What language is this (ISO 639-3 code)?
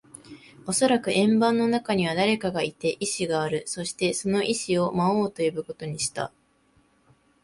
jpn